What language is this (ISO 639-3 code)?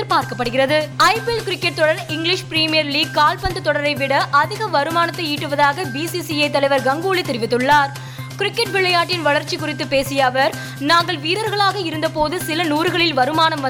tam